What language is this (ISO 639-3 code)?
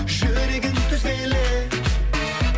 kaz